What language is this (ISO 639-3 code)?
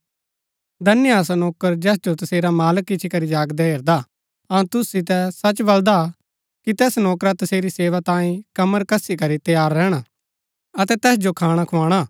gbk